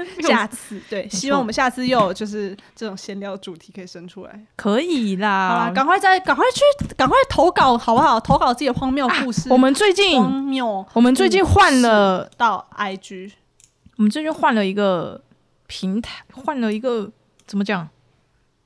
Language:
Chinese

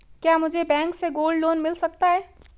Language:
Hindi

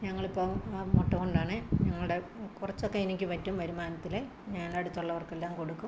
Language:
Malayalam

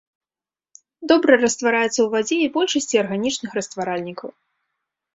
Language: Belarusian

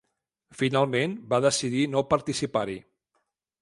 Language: Catalan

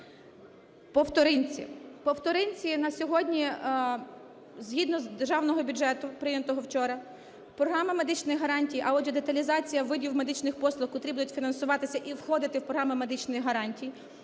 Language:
Ukrainian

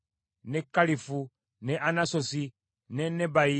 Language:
Ganda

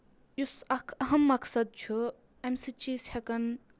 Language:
Kashmiri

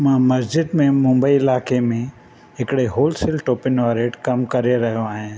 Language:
Sindhi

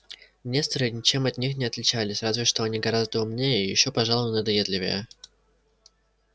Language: Russian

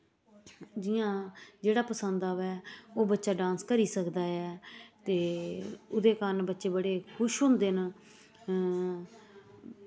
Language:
Dogri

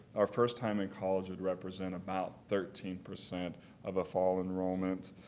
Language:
English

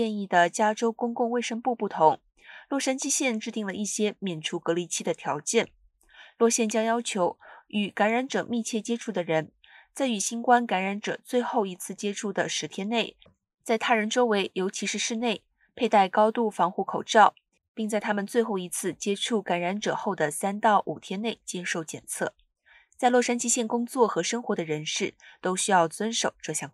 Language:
Chinese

